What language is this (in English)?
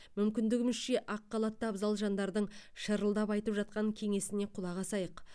Kazakh